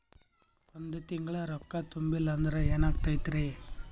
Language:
Kannada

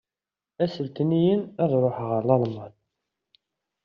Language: Kabyle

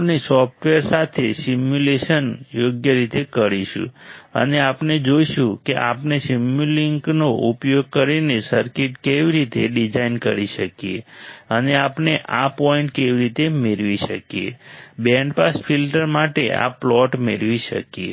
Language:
Gujarati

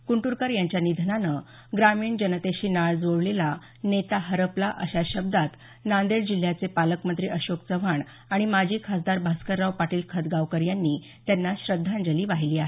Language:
Marathi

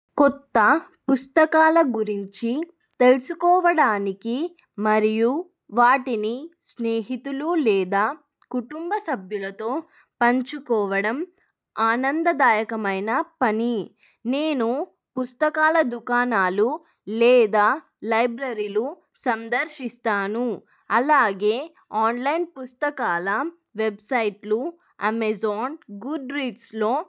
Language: Telugu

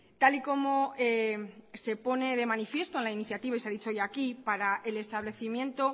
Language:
Spanish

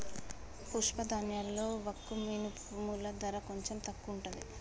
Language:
Telugu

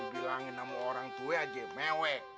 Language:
Indonesian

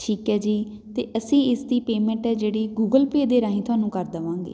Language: Punjabi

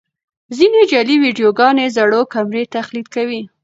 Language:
Pashto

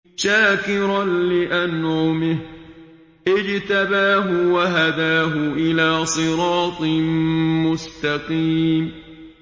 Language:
Arabic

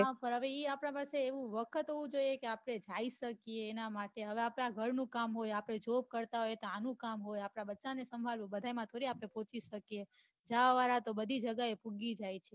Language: Gujarati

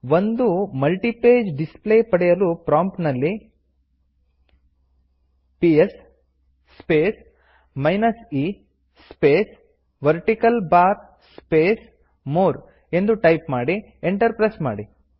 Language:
Kannada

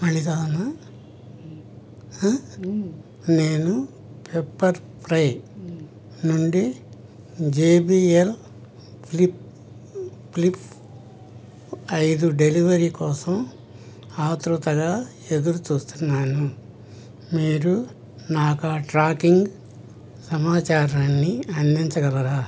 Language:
Telugu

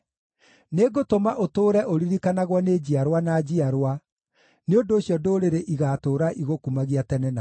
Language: Kikuyu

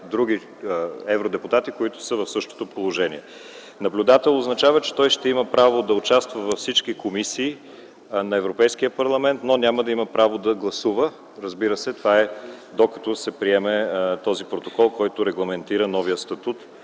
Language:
Bulgarian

